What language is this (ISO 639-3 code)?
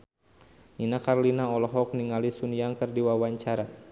sun